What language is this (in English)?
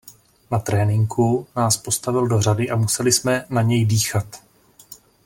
Czech